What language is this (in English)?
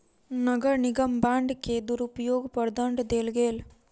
Maithili